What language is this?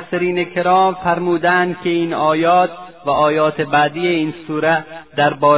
Persian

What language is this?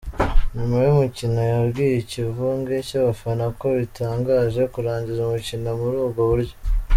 Kinyarwanda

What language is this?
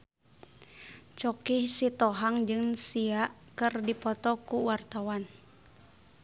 Sundanese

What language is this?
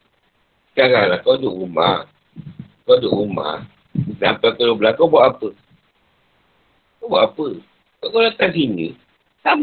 Malay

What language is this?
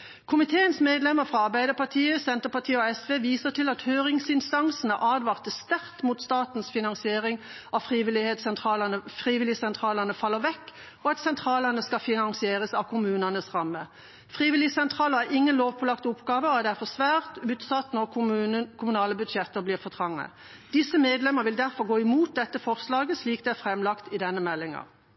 Norwegian Bokmål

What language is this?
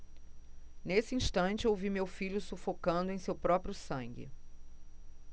Portuguese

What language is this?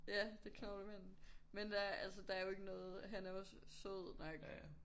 Danish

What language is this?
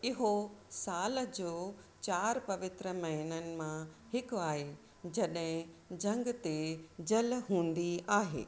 Sindhi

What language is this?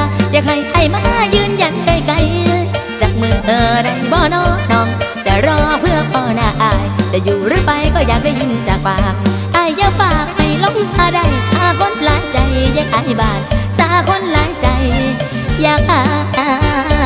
Thai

